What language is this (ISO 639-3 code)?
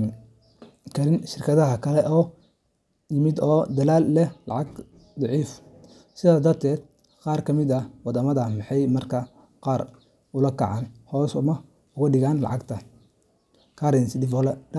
som